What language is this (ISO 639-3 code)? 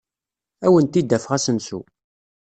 kab